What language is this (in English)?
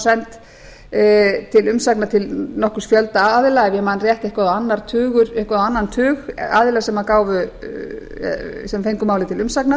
Icelandic